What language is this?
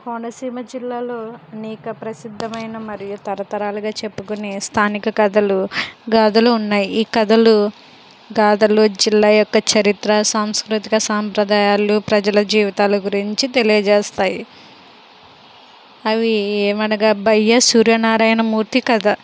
Telugu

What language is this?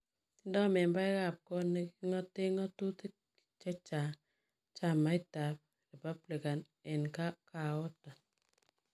Kalenjin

